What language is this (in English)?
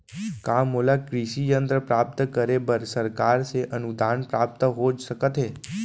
Chhattisgarhi